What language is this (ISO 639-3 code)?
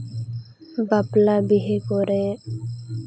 sat